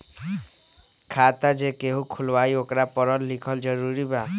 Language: Magahi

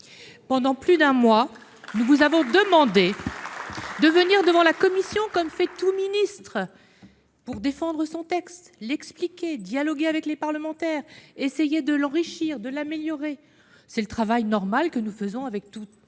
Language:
French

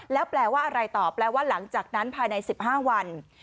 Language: Thai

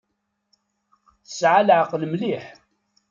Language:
Kabyle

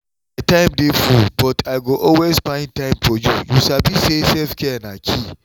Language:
Nigerian Pidgin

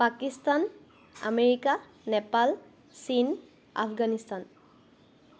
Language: Assamese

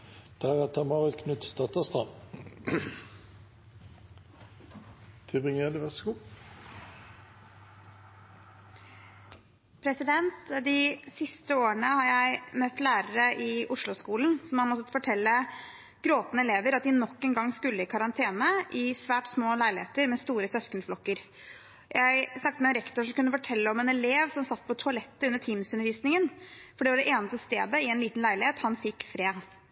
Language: Norwegian Bokmål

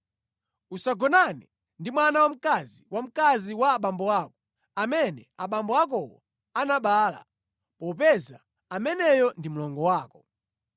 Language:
Nyanja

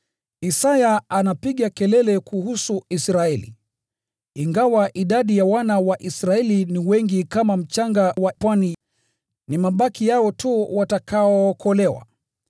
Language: Swahili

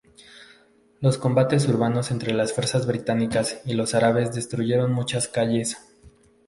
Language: Spanish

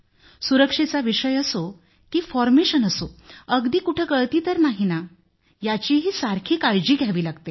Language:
Marathi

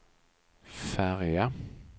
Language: Swedish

